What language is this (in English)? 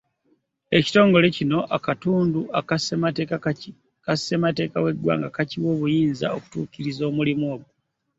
Ganda